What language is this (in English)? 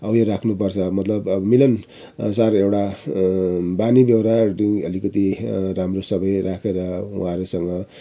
Nepali